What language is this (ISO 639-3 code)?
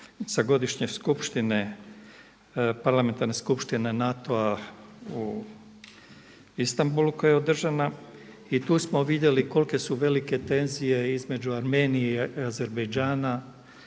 hrv